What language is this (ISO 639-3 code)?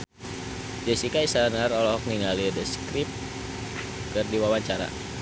sun